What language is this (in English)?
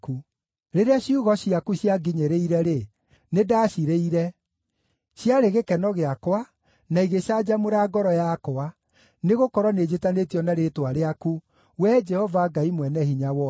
Kikuyu